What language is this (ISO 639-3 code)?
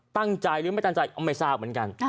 tha